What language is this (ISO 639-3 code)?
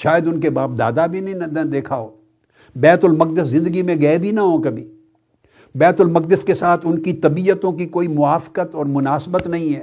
urd